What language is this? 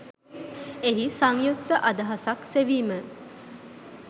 Sinhala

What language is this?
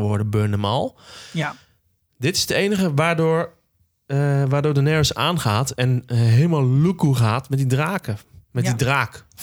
Dutch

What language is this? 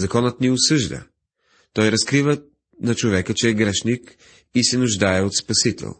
Bulgarian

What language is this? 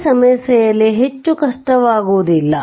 Kannada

